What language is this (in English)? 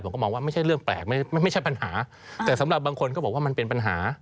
Thai